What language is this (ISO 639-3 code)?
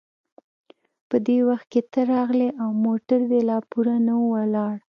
pus